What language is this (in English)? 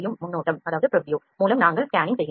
Tamil